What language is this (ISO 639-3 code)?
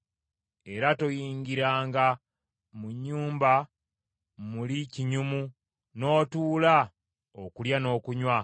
lug